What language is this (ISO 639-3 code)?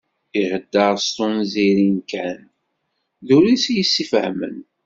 kab